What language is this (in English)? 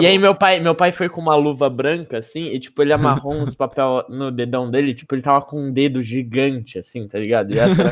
Portuguese